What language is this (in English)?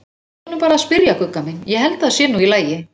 Icelandic